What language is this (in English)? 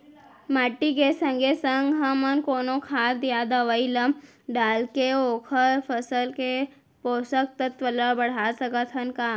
Chhattisgarhi